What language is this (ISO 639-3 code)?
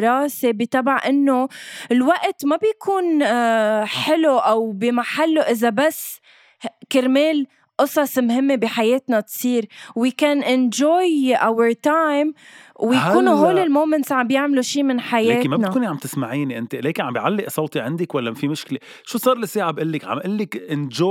ara